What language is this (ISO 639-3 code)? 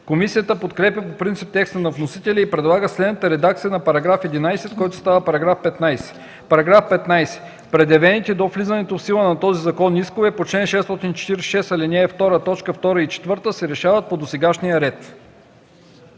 bul